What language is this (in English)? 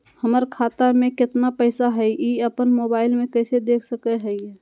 Magahi